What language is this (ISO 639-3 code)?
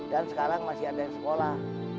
ind